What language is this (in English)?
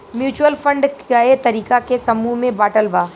Bhojpuri